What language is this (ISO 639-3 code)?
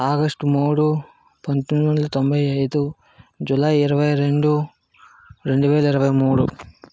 tel